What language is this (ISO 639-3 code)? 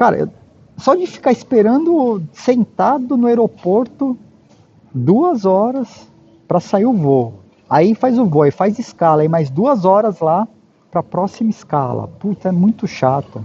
por